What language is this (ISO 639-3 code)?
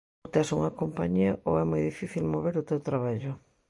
glg